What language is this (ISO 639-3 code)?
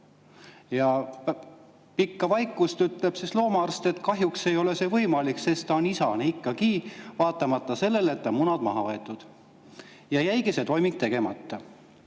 est